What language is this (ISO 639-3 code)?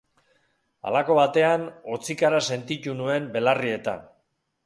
eus